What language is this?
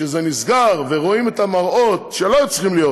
Hebrew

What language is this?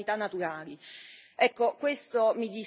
Italian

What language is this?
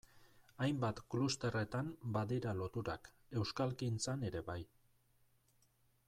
Basque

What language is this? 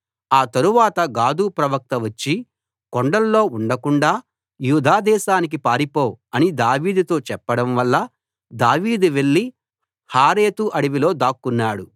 Telugu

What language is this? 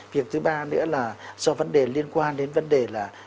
Vietnamese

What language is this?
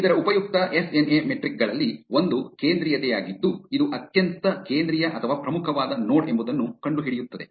Kannada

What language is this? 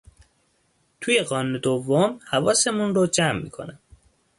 Persian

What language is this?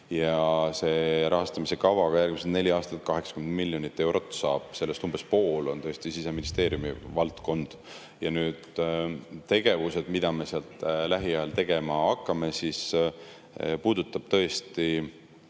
Estonian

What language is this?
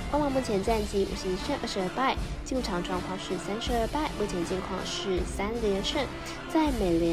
Chinese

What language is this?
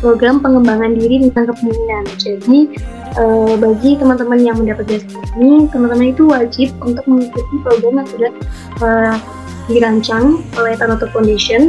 Indonesian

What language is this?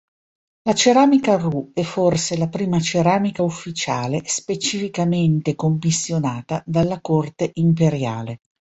Italian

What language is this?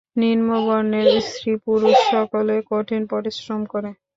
Bangla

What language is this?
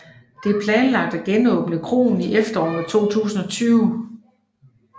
Danish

